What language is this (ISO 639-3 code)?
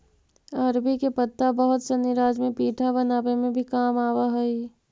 mag